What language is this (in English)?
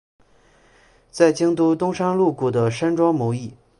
Chinese